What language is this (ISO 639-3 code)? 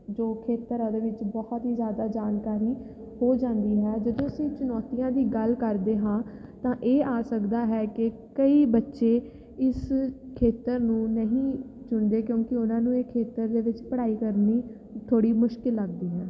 pan